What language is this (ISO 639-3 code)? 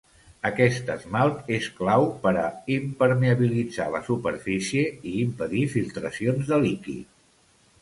cat